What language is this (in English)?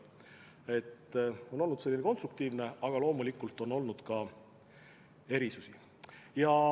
Estonian